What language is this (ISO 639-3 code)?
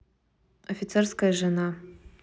rus